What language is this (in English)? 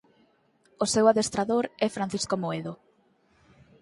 Galician